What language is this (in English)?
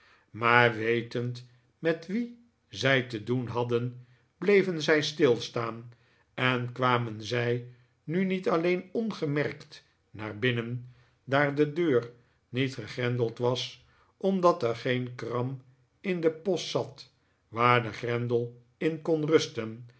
Dutch